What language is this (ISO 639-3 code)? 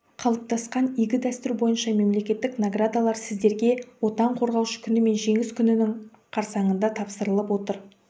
kaz